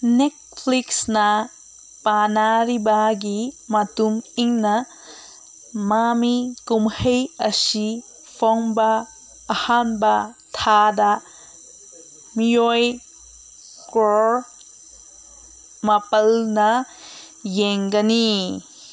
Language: Manipuri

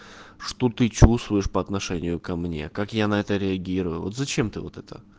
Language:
Russian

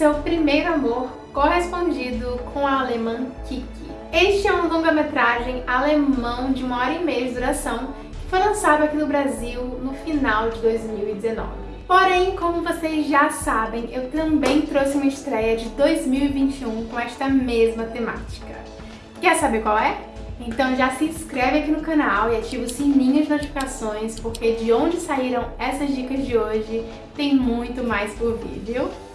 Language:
Portuguese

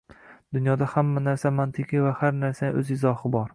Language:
Uzbek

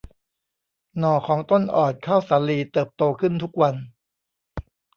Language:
Thai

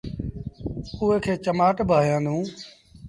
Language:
Sindhi Bhil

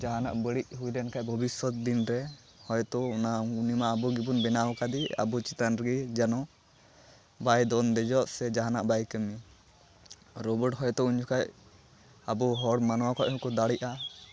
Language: Santali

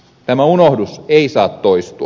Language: Finnish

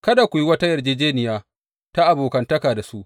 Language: Hausa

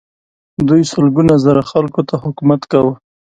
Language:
Pashto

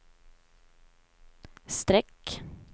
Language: Swedish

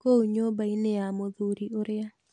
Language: Kikuyu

